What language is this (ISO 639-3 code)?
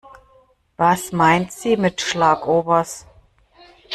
deu